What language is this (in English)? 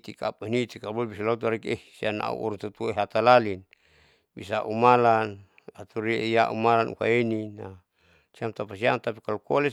Saleman